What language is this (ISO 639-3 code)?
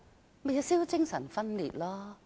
yue